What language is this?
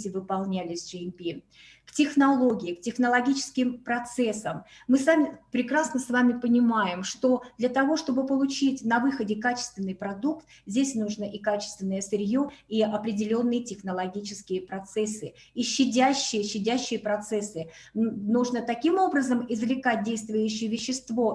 Russian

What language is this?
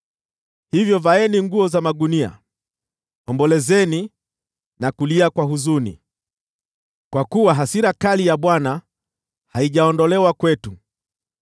Swahili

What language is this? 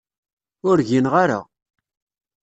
Kabyle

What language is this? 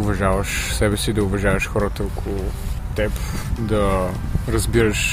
Bulgarian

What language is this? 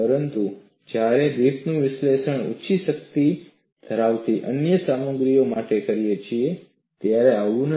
Gujarati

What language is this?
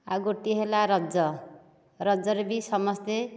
Odia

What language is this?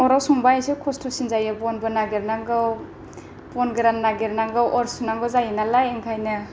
Bodo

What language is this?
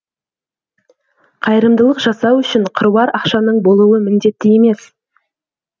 Kazakh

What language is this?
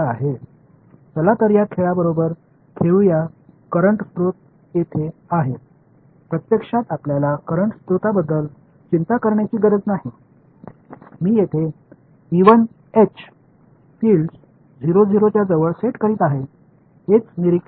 Tamil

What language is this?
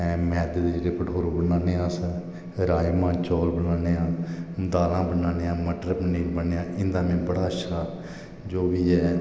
Dogri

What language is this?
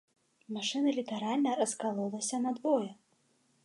Belarusian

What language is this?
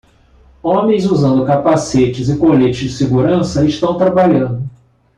Portuguese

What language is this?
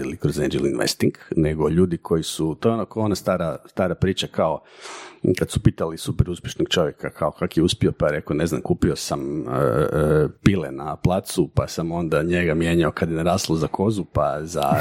Croatian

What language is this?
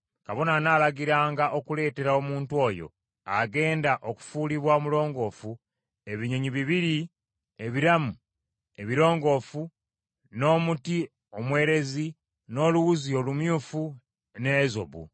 Ganda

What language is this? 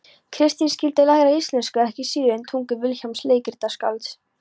Icelandic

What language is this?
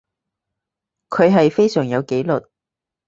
Cantonese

